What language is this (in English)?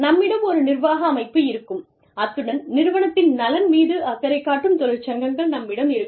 Tamil